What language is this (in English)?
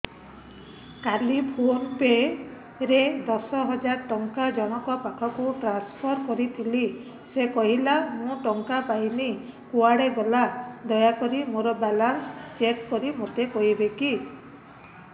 Odia